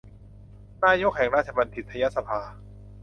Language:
Thai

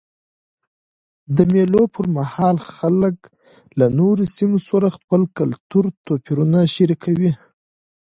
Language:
Pashto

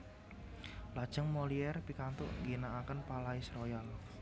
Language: Javanese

